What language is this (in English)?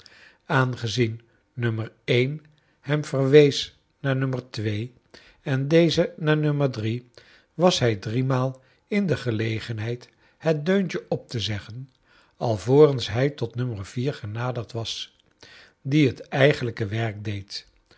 Dutch